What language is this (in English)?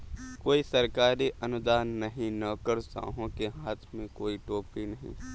Hindi